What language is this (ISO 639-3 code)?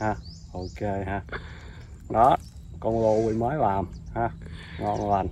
vie